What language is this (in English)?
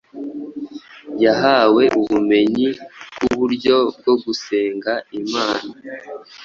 Kinyarwanda